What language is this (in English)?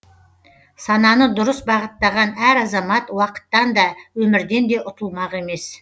Kazakh